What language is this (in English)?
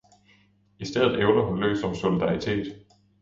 Danish